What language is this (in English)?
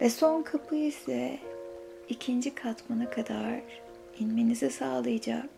Turkish